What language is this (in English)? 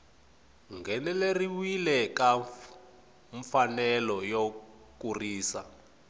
Tsonga